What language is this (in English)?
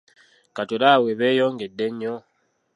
Ganda